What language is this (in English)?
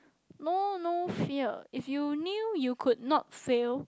English